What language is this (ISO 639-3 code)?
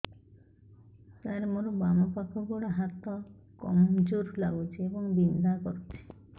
ori